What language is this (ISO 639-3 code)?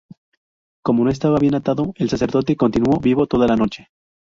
spa